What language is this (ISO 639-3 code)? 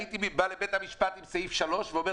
heb